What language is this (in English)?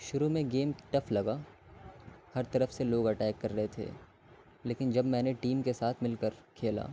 Urdu